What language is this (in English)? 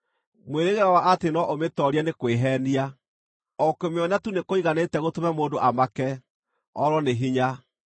Kikuyu